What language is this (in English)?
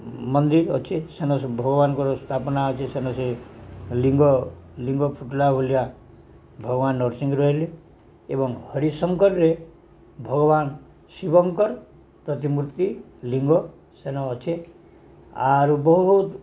Odia